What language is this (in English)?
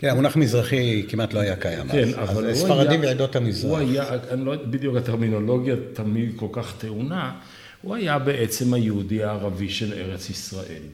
Hebrew